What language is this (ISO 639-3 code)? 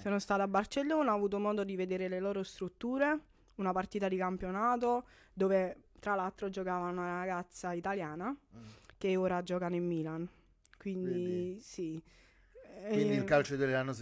ita